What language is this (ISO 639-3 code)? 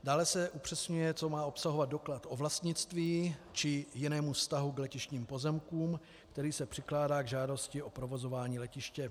ces